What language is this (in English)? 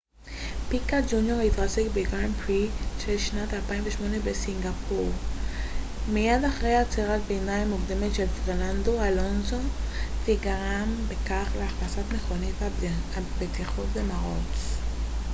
Hebrew